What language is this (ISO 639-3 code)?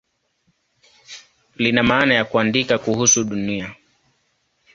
swa